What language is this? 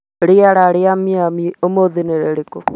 Kikuyu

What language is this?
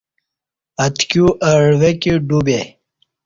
Kati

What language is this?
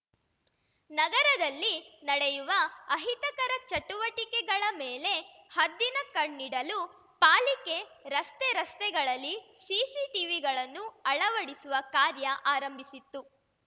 Kannada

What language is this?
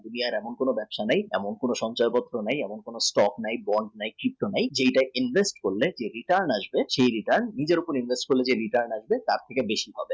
Bangla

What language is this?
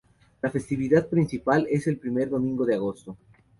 Spanish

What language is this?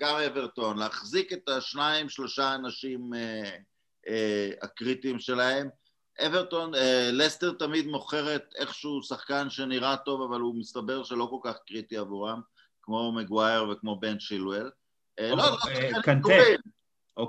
Hebrew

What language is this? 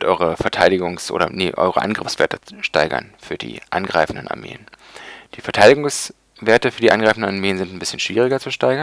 German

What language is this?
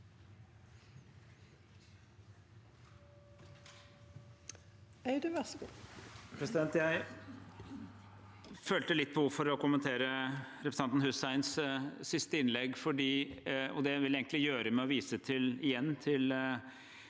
Norwegian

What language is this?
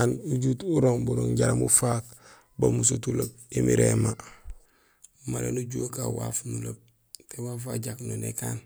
Gusilay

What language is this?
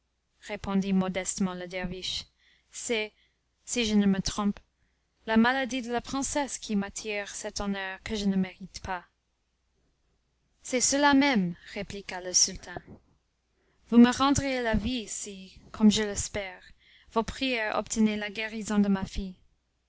French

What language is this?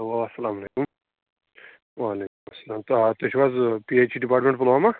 Kashmiri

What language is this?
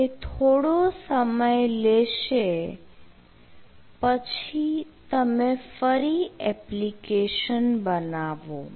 Gujarati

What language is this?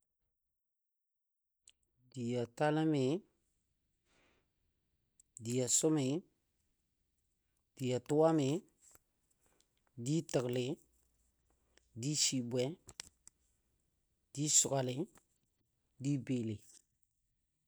Dadiya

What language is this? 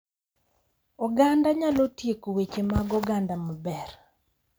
Luo (Kenya and Tanzania)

